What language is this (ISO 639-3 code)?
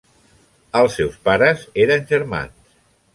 cat